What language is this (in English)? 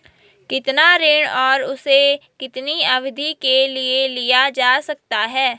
Hindi